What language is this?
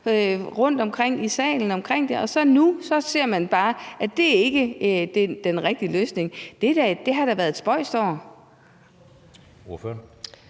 Danish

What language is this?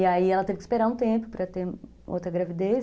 Portuguese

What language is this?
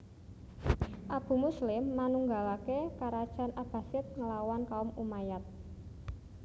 Javanese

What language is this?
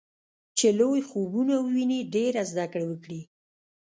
Pashto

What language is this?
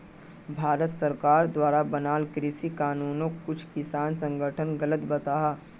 Magahi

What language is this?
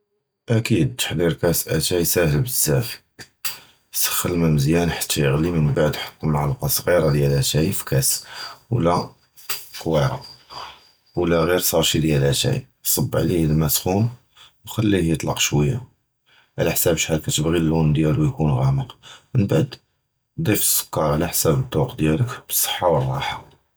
Judeo-Arabic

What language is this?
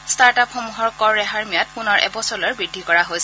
Assamese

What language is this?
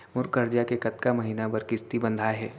Chhattisgarhi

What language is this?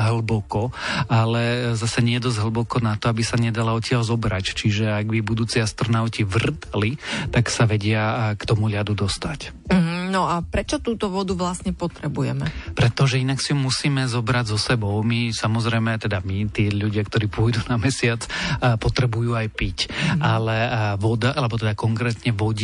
Slovak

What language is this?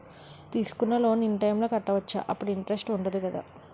Telugu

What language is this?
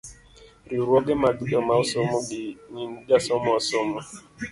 Luo (Kenya and Tanzania)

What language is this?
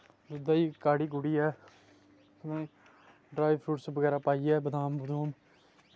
Dogri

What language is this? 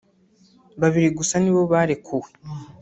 Kinyarwanda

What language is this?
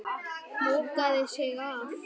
Icelandic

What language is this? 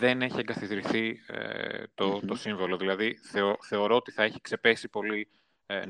Greek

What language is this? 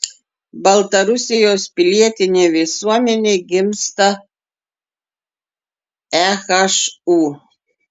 Lithuanian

